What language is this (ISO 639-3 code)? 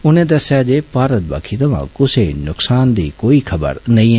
doi